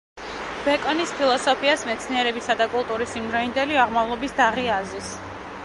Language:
Georgian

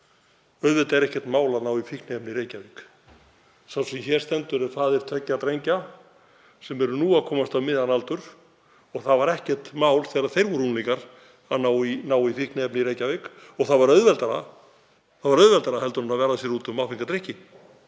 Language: Icelandic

